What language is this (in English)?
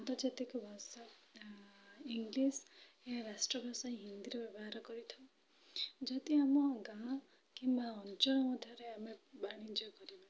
Odia